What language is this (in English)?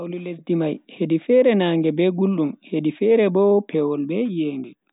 Bagirmi Fulfulde